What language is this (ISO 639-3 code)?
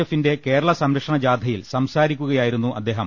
mal